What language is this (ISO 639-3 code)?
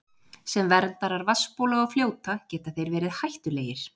isl